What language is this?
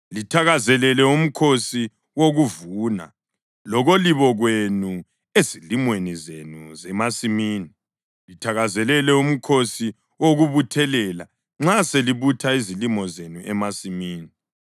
North Ndebele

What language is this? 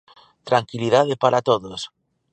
Galician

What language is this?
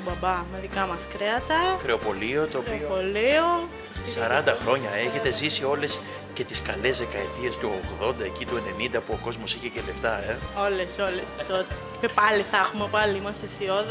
Greek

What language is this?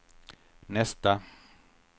Swedish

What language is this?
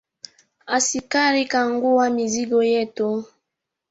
Swahili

